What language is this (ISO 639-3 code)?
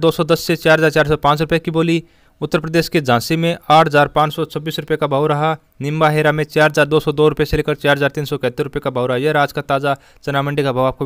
hin